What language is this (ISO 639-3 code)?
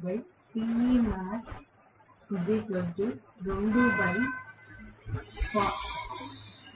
tel